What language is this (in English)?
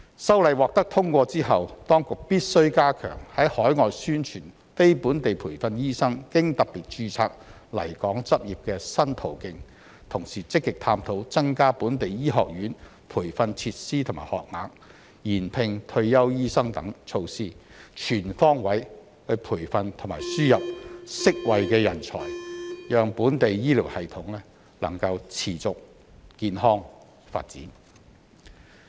Cantonese